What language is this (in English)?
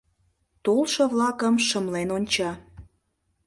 Mari